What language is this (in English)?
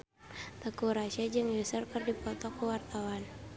Sundanese